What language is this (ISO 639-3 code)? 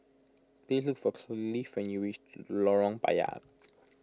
eng